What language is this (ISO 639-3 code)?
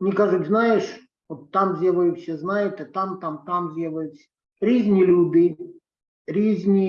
ukr